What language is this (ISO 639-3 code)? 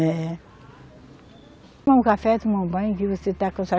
por